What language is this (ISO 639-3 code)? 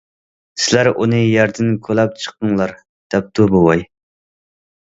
uig